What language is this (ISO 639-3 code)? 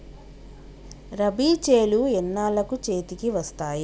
tel